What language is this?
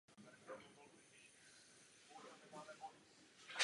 Czech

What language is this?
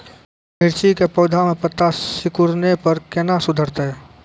Maithili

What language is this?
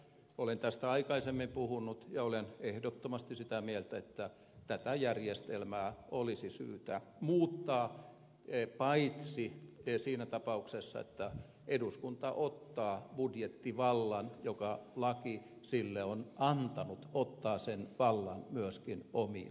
Finnish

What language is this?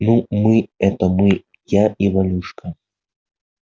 Russian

